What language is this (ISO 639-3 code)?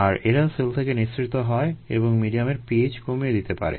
ben